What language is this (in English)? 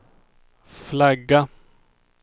Swedish